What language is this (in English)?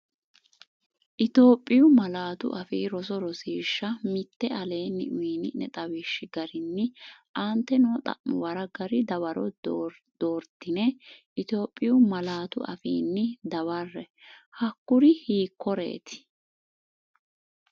Sidamo